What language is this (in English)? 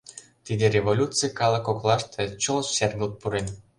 Mari